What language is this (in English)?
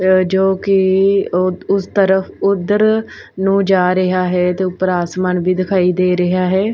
Punjabi